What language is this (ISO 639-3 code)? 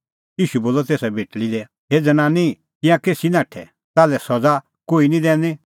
kfx